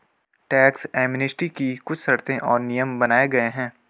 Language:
Hindi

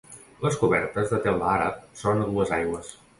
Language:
Catalan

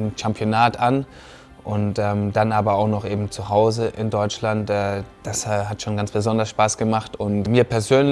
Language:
German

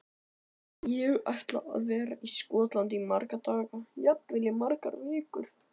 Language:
Icelandic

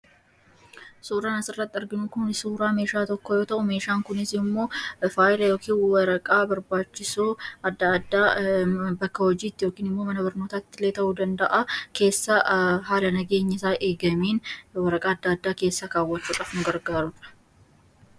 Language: Oromo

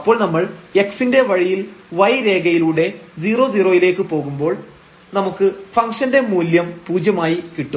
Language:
Malayalam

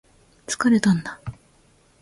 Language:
Japanese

